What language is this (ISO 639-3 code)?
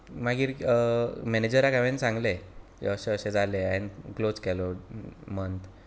kok